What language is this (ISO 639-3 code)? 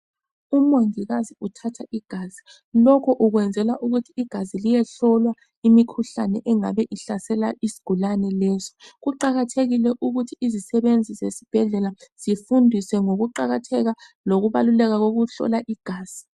nde